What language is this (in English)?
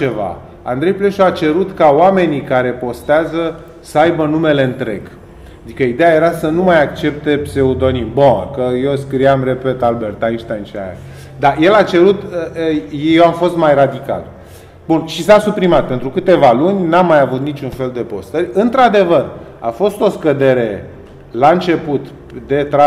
Romanian